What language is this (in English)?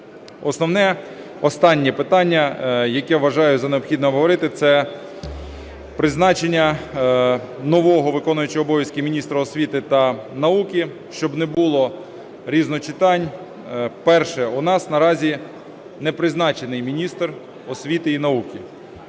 Ukrainian